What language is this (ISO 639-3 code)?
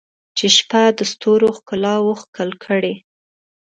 pus